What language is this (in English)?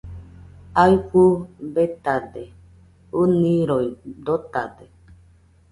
Nüpode Huitoto